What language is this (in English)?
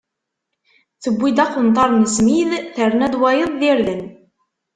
Kabyle